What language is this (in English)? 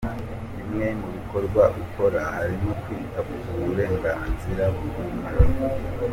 Kinyarwanda